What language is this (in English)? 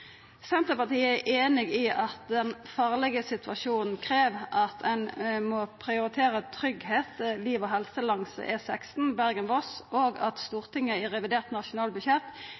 Norwegian Nynorsk